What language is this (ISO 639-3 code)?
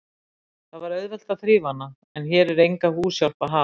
isl